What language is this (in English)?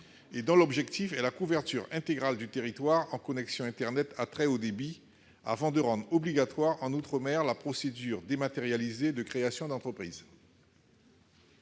French